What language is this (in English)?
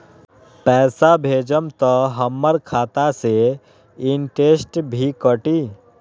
Magahi